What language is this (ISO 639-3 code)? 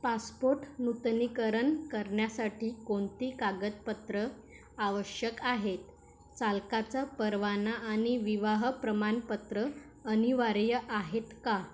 mar